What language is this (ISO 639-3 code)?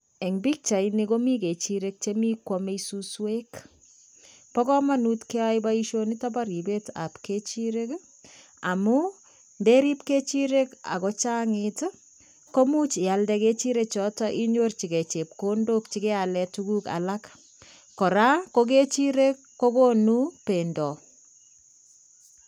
kln